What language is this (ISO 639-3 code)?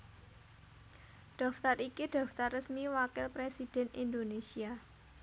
jav